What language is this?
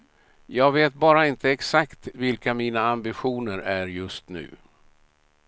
Swedish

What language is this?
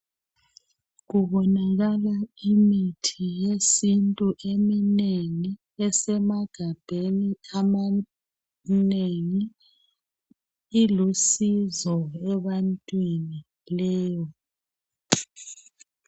North Ndebele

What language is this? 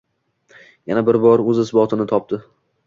Uzbek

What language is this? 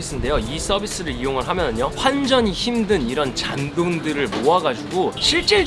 Korean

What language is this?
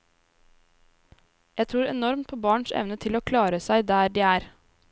Norwegian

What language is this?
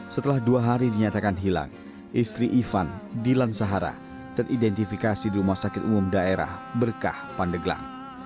Indonesian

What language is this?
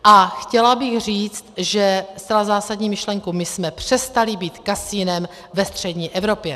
Czech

